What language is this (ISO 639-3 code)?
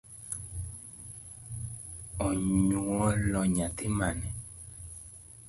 luo